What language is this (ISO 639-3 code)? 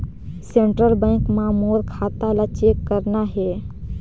hne